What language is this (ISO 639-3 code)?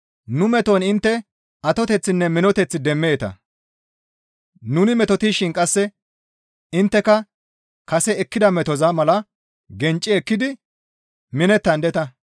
gmv